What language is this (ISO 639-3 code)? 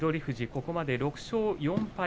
jpn